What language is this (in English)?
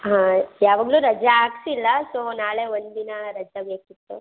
Kannada